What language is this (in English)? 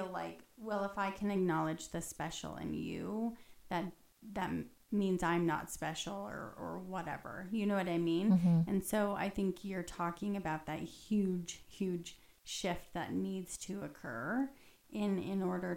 English